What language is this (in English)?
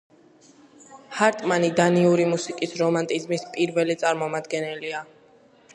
Georgian